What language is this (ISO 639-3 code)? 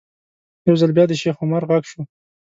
pus